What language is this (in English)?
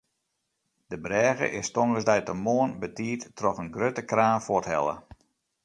Western Frisian